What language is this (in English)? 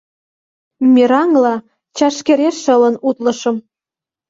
Mari